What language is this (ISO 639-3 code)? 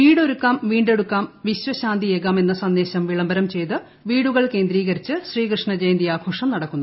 mal